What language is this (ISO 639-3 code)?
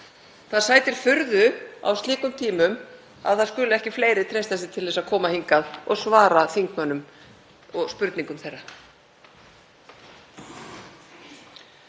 isl